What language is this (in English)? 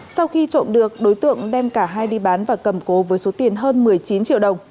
Vietnamese